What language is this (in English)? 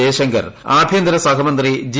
Malayalam